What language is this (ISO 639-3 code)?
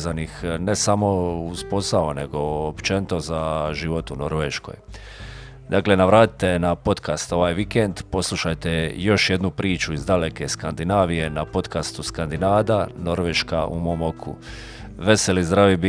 hrv